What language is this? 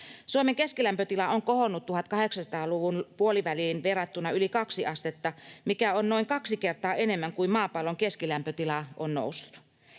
Finnish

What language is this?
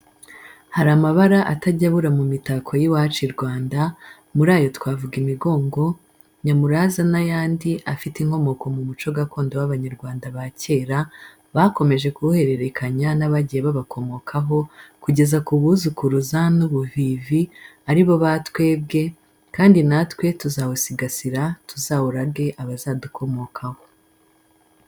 Kinyarwanda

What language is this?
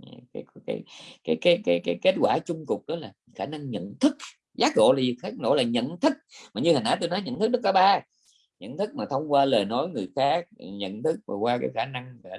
Vietnamese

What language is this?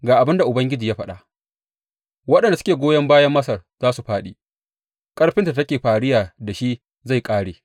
Hausa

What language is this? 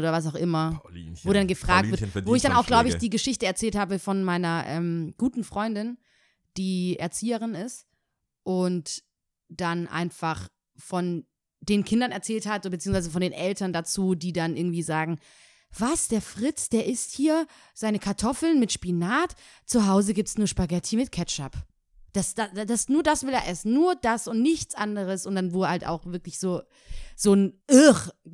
German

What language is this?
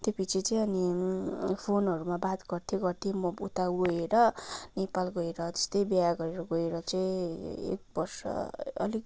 Nepali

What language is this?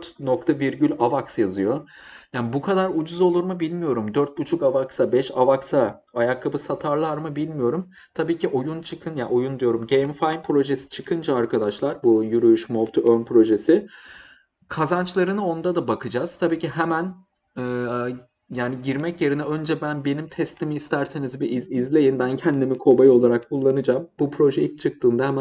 Turkish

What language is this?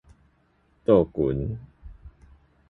Min Nan Chinese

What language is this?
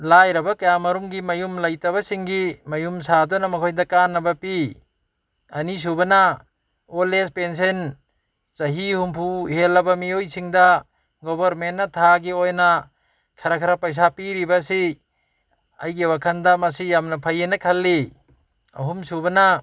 Manipuri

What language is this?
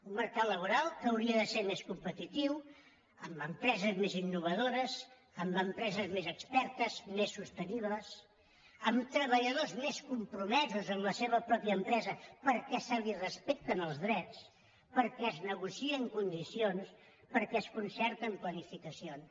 Catalan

